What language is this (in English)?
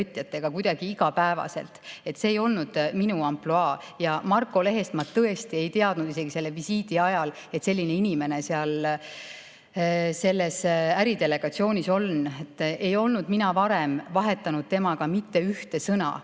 Estonian